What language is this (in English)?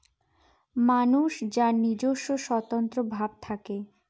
Bangla